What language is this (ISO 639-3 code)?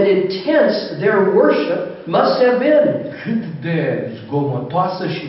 ron